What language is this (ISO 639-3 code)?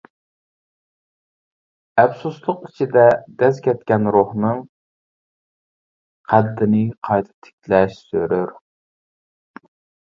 uig